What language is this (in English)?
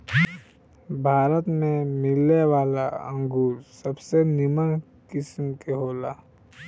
Bhojpuri